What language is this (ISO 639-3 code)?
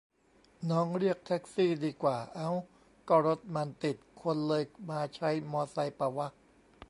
tha